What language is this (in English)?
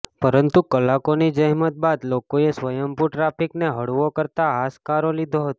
Gujarati